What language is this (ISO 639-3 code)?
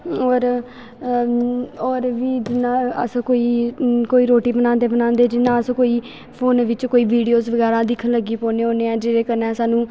doi